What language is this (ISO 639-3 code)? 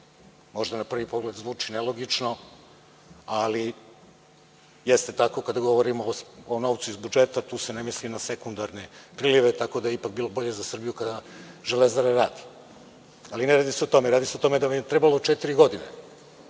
srp